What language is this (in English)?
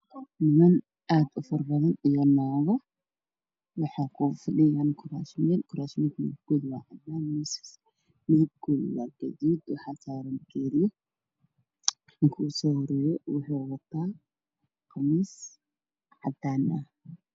Somali